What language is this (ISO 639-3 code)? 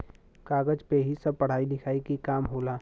bho